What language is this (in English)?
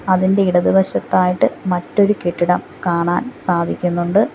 Malayalam